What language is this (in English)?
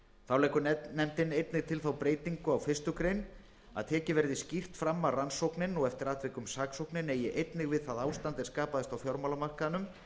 Icelandic